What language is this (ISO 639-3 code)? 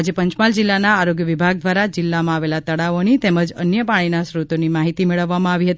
guj